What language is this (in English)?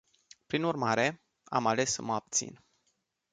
Romanian